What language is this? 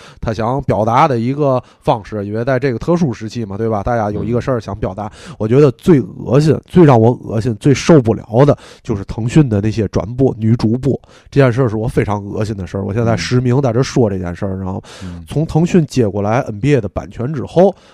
Chinese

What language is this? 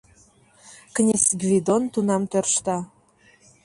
Mari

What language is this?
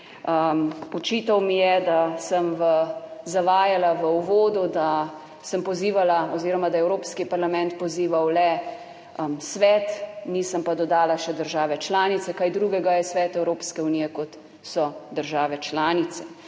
Slovenian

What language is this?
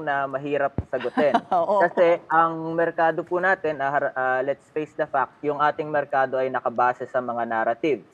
Filipino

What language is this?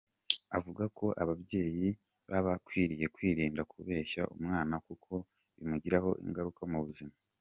Kinyarwanda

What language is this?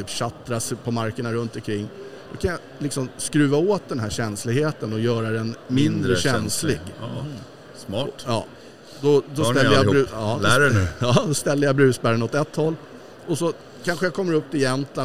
Swedish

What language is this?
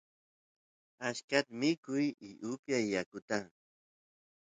Santiago del Estero Quichua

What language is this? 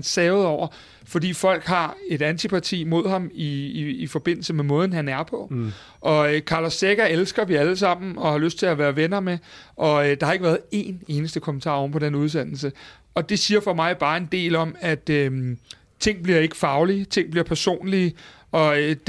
Danish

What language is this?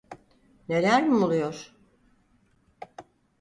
Turkish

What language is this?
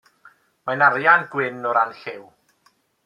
Welsh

